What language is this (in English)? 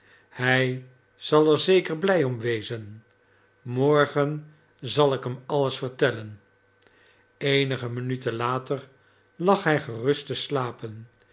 Dutch